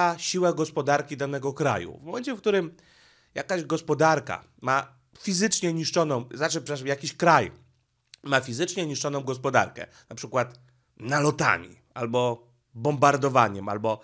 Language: Polish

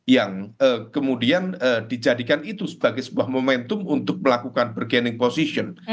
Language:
Indonesian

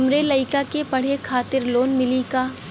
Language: Bhojpuri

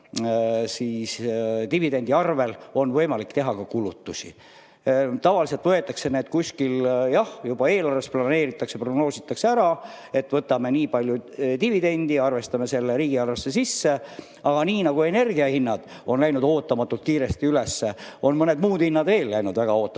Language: Estonian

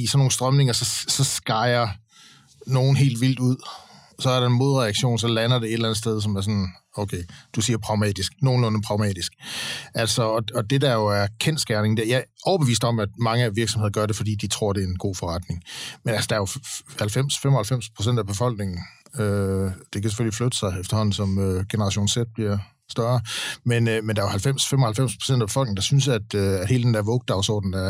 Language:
Danish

